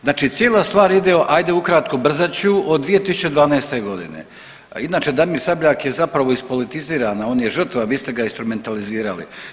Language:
Croatian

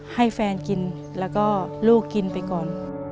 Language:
Thai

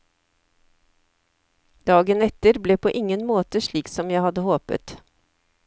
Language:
Norwegian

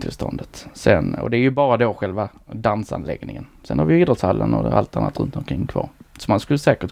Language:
Swedish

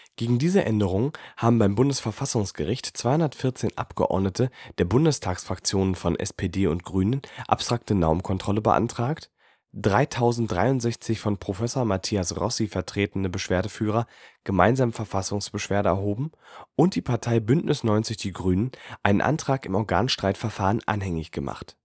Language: German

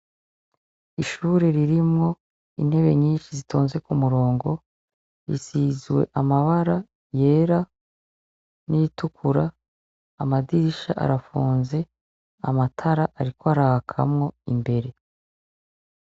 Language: Rundi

